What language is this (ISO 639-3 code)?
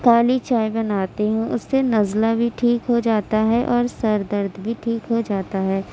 urd